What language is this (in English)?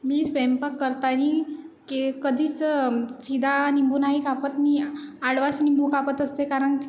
Marathi